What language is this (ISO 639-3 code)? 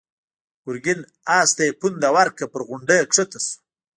pus